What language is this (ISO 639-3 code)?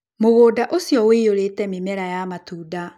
kik